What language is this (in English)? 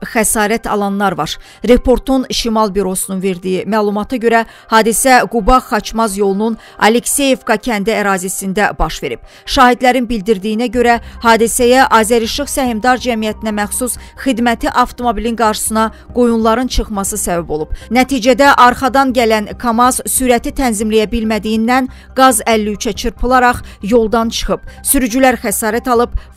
Turkish